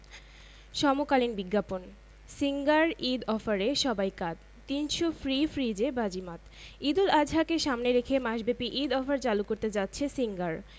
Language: Bangla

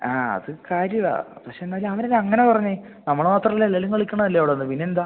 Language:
Malayalam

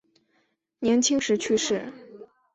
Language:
Chinese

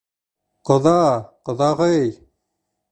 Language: Bashkir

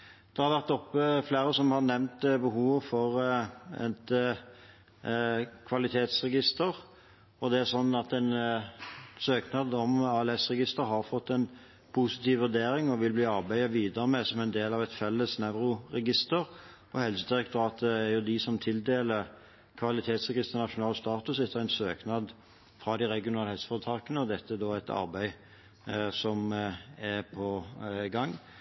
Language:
Norwegian Bokmål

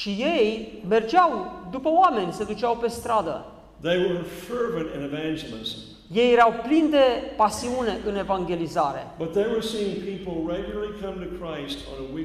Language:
Romanian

